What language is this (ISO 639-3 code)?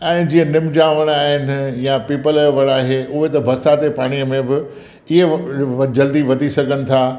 snd